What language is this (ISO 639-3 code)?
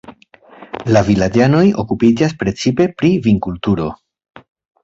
epo